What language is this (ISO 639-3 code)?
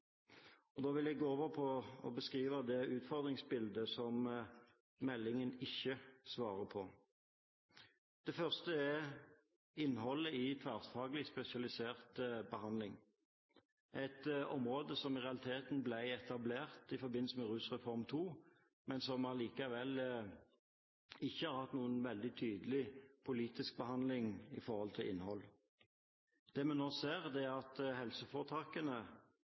nob